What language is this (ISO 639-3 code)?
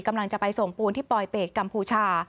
tha